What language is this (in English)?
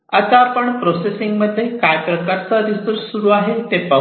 Marathi